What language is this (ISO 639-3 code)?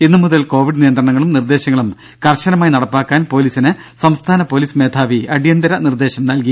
mal